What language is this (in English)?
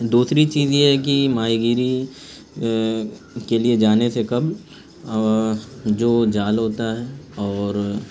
Urdu